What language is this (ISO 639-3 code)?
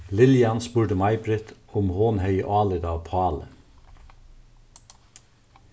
fao